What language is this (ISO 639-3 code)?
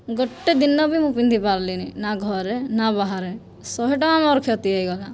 ori